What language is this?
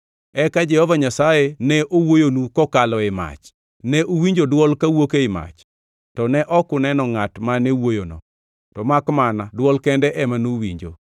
Luo (Kenya and Tanzania)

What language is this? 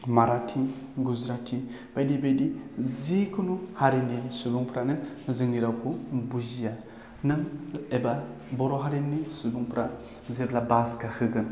Bodo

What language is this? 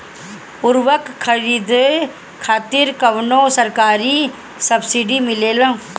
Bhojpuri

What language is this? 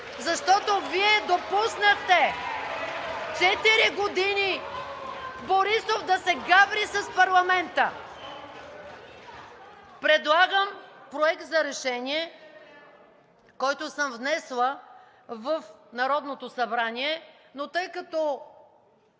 Bulgarian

